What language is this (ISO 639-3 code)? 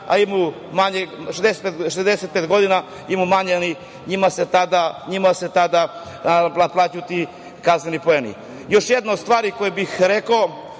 srp